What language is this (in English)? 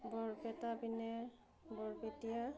Assamese